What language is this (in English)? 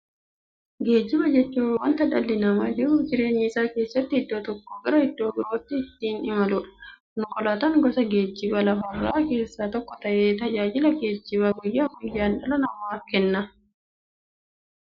Oromo